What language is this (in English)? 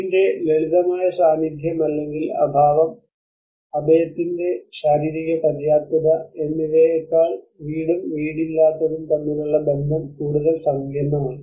Malayalam